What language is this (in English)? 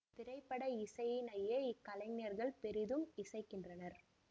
Tamil